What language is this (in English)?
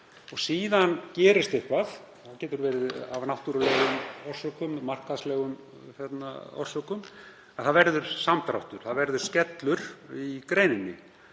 Icelandic